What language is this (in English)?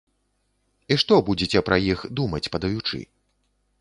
Belarusian